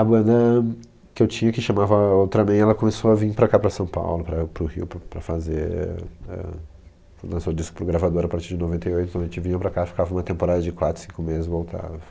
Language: Portuguese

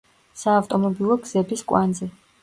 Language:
Georgian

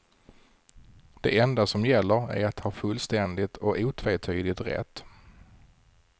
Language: Swedish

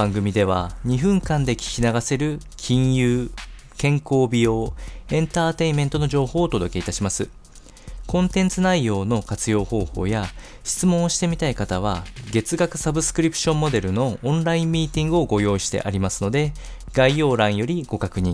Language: Japanese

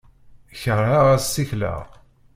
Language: Kabyle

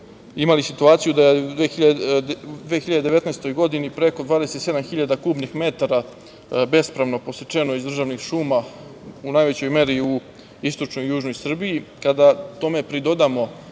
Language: Serbian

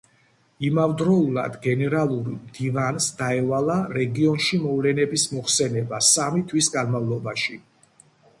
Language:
Georgian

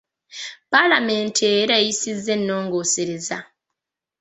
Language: Ganda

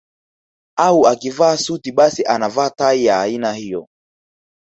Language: Swahili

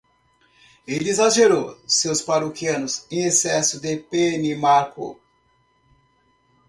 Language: Portuguese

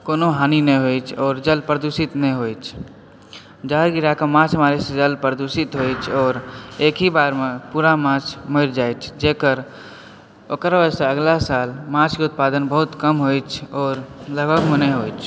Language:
Maithili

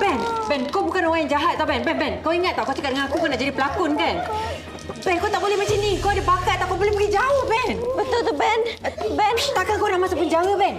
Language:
Malay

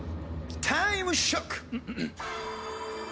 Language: Japanese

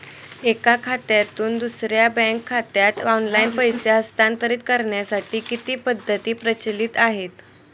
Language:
Marathi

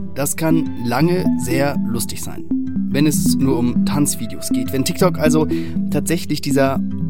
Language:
German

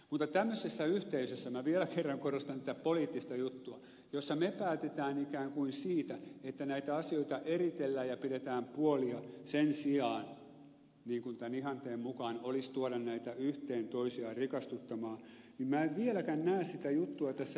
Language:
Finnish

